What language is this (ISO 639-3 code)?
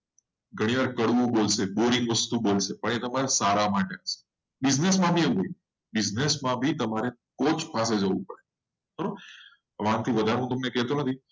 guj